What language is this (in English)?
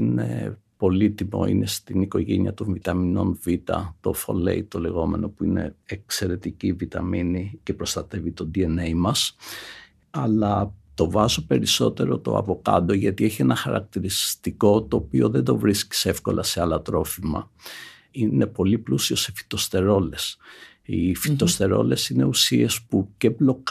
Greek